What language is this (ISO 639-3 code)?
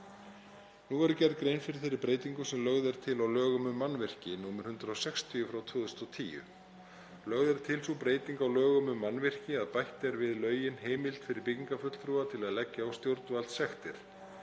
isl